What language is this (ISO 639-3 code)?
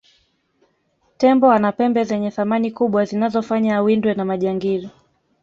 swa